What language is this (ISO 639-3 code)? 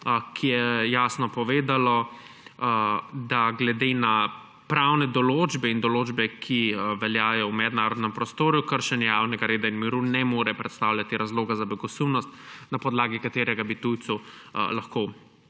slv